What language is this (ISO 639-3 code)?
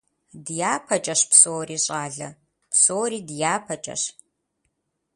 kbd